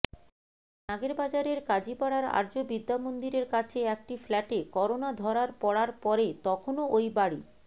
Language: Bangla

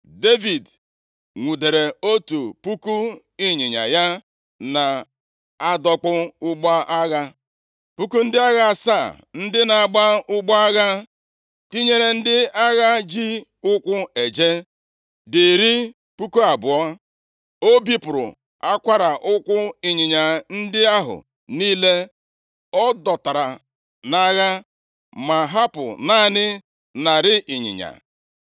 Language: Igbo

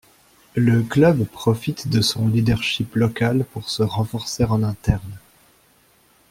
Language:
French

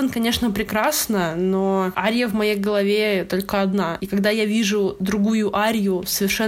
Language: Russian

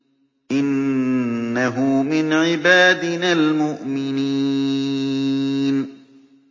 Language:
Arabic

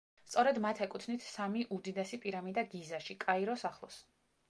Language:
Georgian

